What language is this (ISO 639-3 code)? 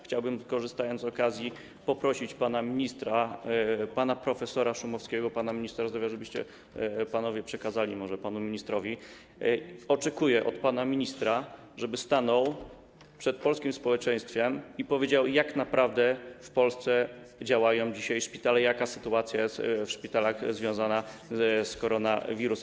pol